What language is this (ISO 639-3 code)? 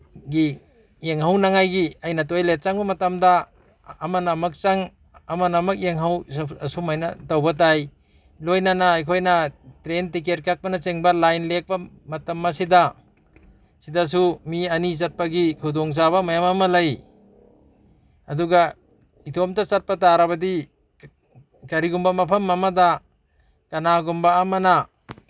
mni